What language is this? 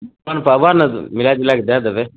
Maithili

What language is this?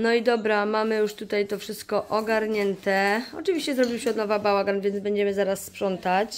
Polish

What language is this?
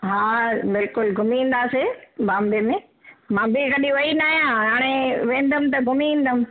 Sindhi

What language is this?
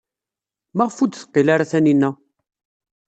Kabyle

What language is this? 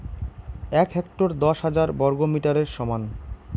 Bangla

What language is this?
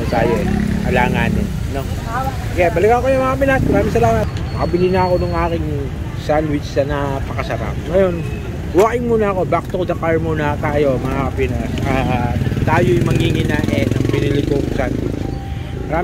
Filipino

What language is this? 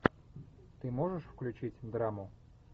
Russian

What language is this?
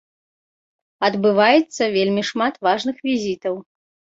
Belarusian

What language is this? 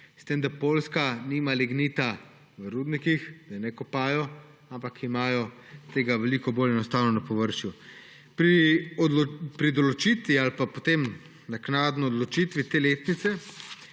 Slovenian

